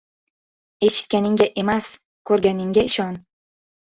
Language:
Uzbek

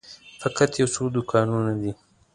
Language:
Pashto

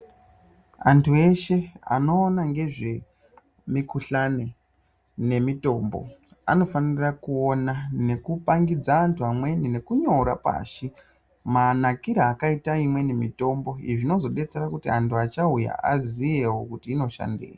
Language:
Ndau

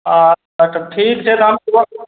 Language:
Maithili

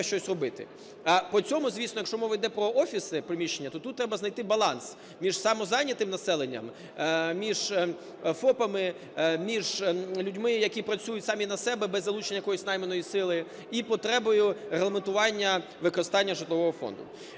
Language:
Ukrainian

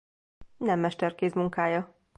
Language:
Hungarian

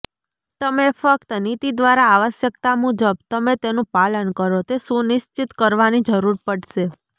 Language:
Gujarati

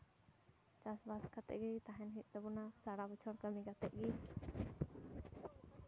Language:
Santali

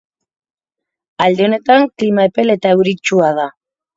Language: Basque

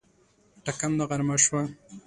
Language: Pashto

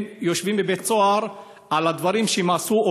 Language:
Hebrew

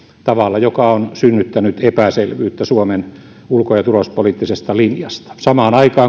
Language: Finnish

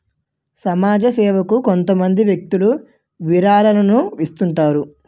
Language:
Telugu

